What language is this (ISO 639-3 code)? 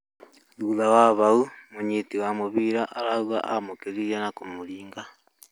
kik